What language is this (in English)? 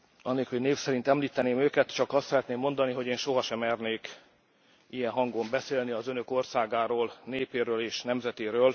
Hungarian